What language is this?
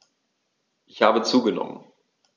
German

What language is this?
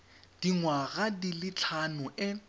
Tswana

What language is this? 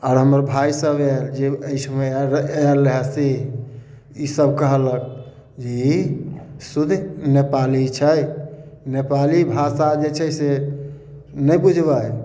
Maithili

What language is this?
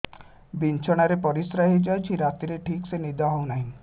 Odia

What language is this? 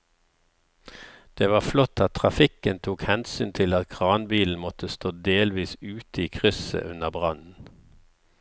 Norwegian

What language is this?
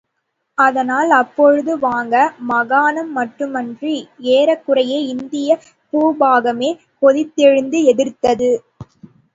Tamil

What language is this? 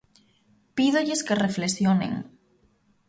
Galician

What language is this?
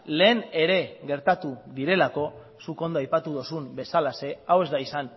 Basque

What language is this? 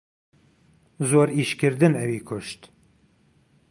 Central Kurdish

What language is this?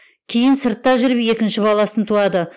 Kazakh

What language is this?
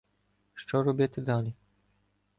Ukrainian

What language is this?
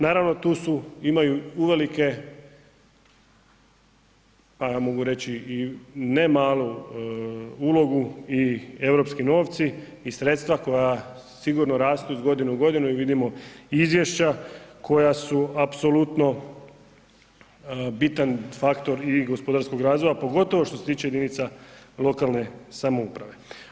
Croatian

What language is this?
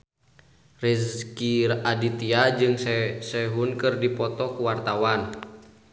Sundanese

